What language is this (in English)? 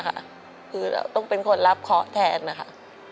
Thai